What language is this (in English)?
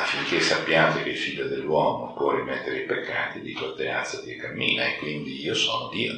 Italian